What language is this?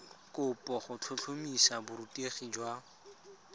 Tswana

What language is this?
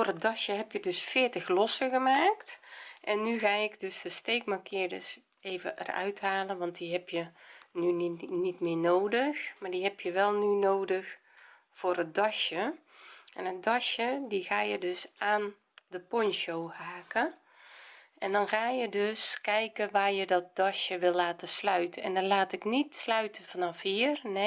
Dutch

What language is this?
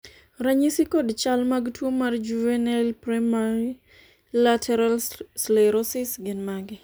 Luo (Kenya and Tanzania)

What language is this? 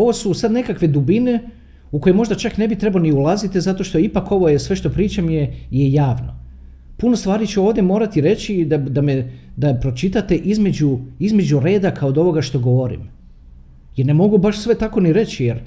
Croatian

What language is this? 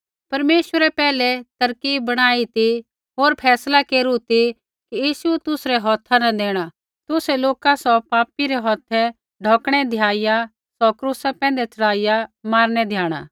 Kullu Pahari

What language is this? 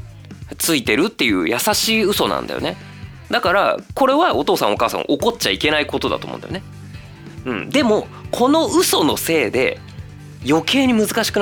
Japanese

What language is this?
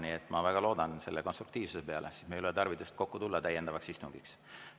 Estonian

